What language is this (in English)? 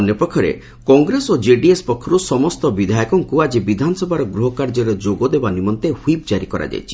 Odia